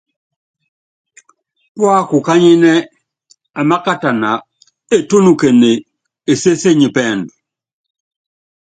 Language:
Yangben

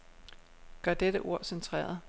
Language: Danish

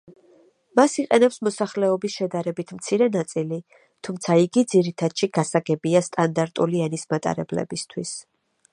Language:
Georgian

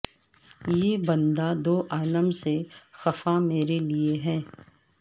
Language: Urdu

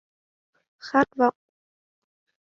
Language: Vietnamese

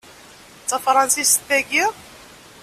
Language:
Kabyle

